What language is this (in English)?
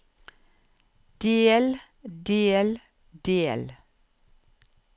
Norwegian